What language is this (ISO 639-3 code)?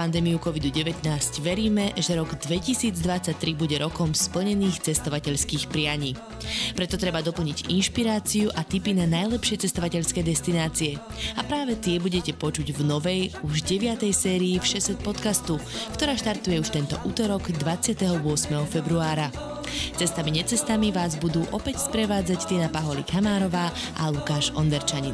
slk